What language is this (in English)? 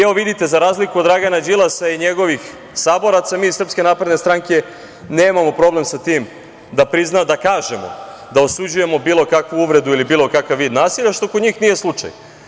Serbian